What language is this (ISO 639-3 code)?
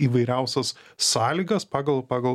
lit